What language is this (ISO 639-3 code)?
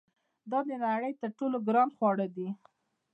pus